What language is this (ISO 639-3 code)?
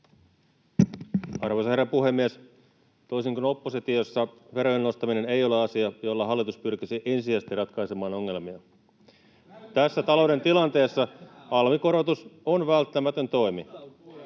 fin